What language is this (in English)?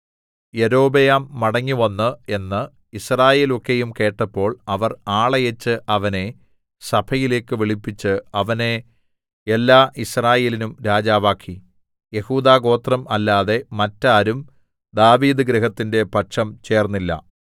Malayalam